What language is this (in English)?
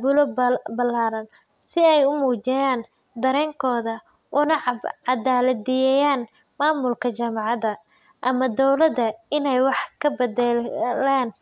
Somali